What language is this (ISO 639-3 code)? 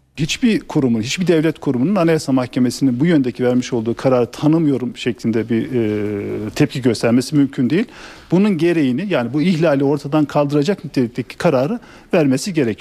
tur